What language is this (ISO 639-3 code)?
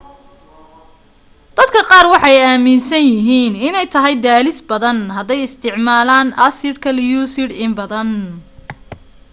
som